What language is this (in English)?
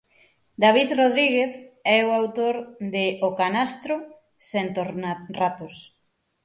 Galician